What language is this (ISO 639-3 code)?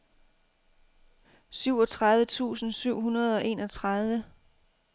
dan